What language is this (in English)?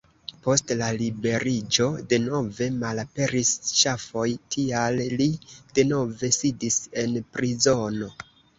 Esperanto